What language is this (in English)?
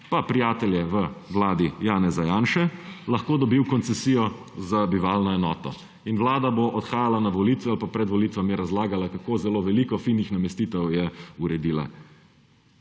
Slovenian